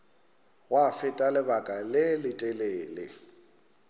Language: Northern Sotho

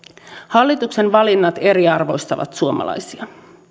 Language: Finnish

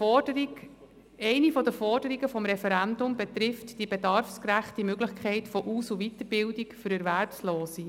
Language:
Swiss German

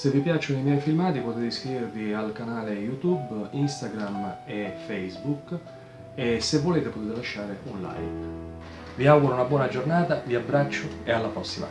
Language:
Italian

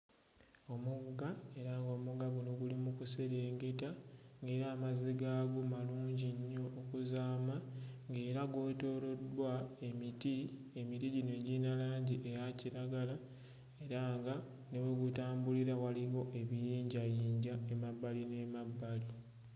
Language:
Ganda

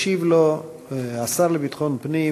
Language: Hebrew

